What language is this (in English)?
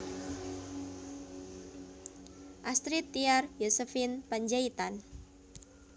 Javanese